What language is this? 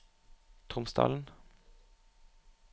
Norwegian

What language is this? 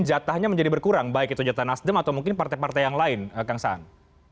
Indonesian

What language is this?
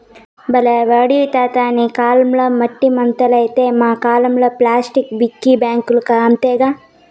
Telugu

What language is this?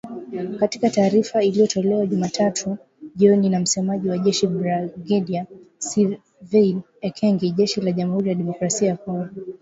Swahili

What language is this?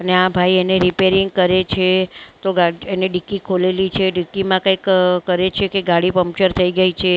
Gujarati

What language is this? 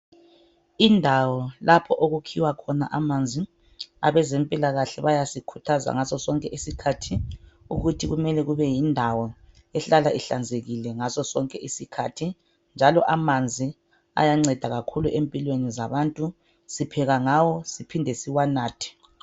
North Ndebele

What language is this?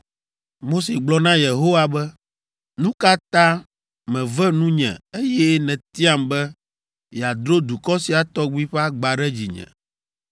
Ewe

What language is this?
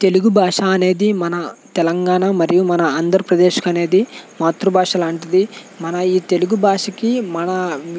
Telugu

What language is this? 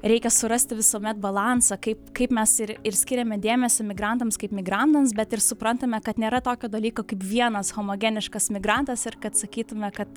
Lithuanian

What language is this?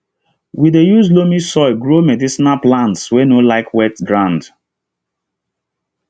Nigerian Pidgin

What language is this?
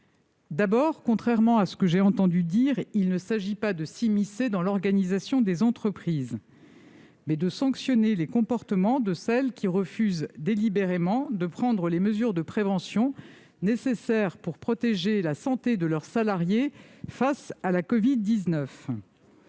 French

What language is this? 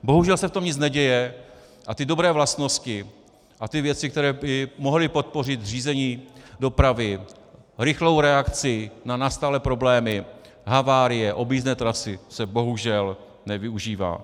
Czech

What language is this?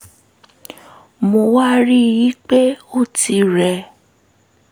Yoruba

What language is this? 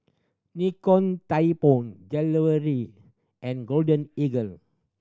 English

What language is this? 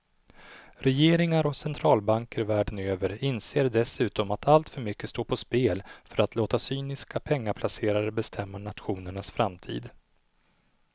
Swedish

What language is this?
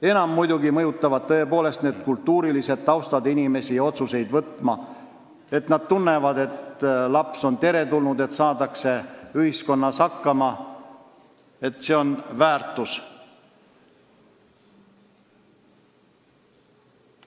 Estonian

